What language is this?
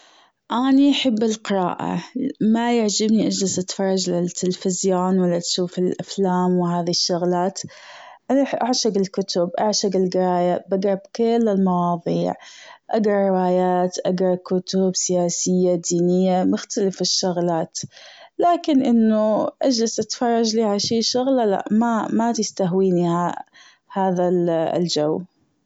Gulf Arabic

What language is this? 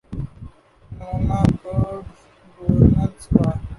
Urdu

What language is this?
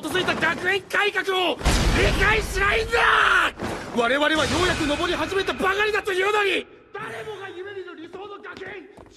Japanese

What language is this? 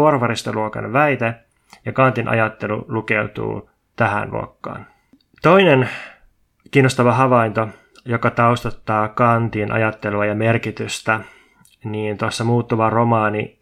Finnish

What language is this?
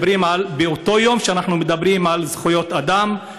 Hebrew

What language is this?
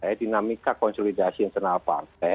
Indonesian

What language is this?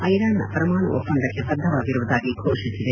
Kannada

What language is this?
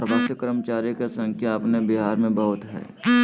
Magahi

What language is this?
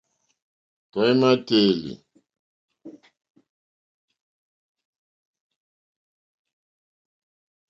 Mokpwe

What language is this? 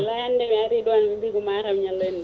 Fula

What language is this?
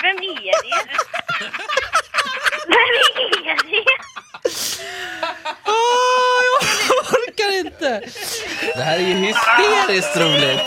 Swedish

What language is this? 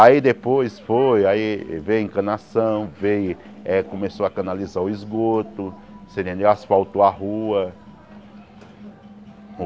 Portuguese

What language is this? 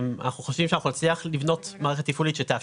Hebrew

